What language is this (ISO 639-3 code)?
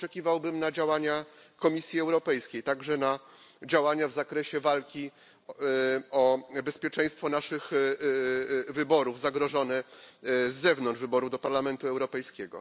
pol